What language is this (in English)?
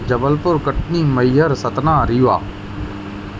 Sindhi